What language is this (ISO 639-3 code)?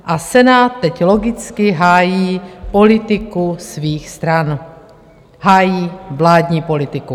ces